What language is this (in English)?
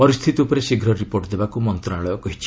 Odia